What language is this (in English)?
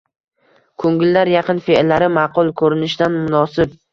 Uzbek